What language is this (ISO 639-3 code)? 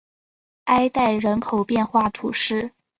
zho